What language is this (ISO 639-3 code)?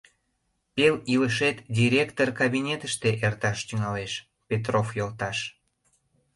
chm